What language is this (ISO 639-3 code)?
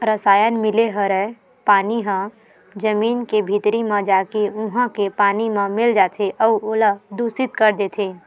hne